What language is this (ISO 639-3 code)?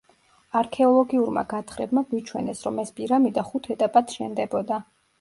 kat